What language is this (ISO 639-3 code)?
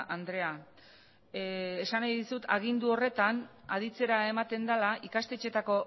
eus